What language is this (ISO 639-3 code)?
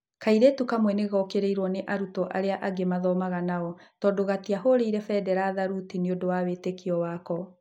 kik